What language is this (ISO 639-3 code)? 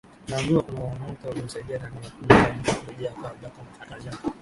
swa